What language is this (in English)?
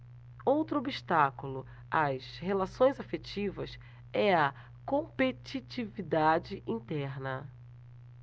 Portuguese